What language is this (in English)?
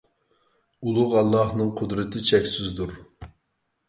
Uyghur